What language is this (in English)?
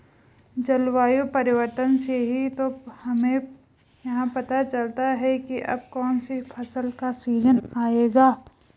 Hindi